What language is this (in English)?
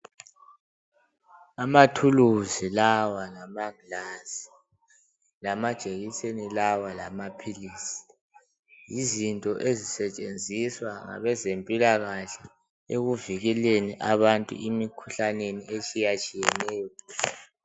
North Ndebele